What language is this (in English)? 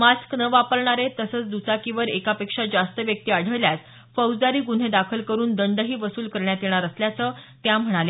Marathi